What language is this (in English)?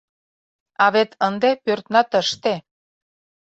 Mari